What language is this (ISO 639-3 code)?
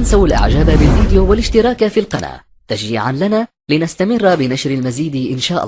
ara